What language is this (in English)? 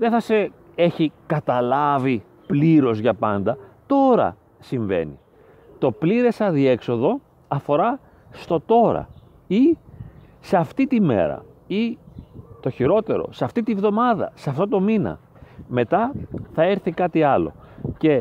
Greek